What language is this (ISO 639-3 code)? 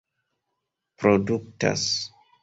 epo